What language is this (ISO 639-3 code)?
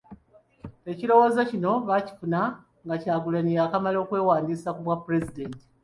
lug